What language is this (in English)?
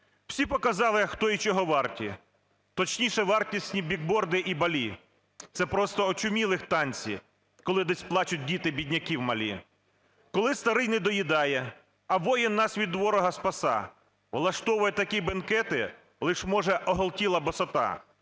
Ukrainian